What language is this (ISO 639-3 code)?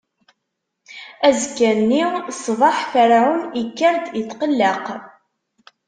kab